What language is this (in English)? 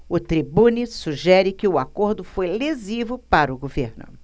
Portuguese